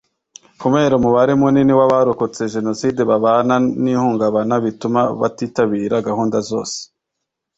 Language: Kinyarwanda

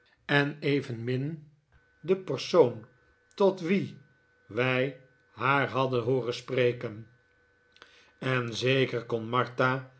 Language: Dutch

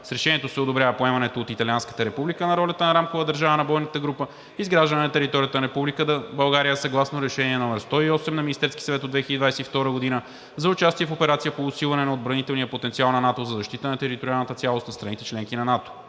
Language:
Bulgarian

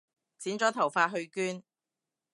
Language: Cantonese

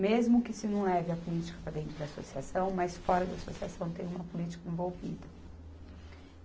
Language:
Portuguese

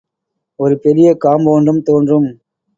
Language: Tamil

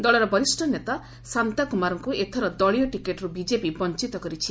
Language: Odia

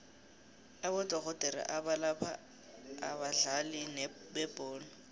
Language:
South Ndebele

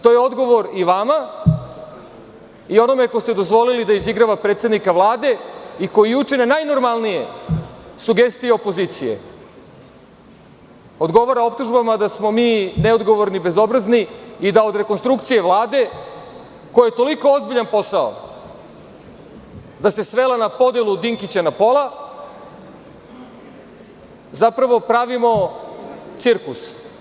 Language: Serbian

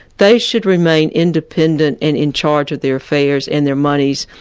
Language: English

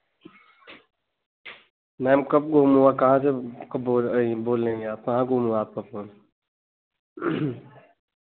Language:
Hindi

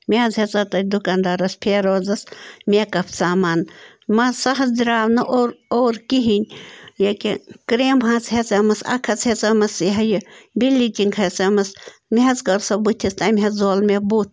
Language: Kashmiri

